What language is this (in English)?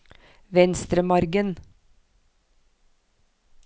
Norwegian